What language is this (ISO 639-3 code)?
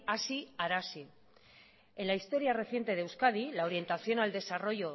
spa